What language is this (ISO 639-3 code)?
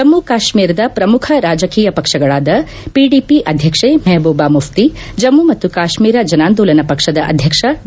kan